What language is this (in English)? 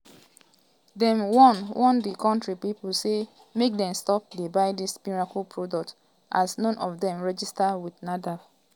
Nigerian Pidgin